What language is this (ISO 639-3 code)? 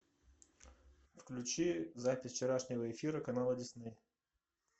rus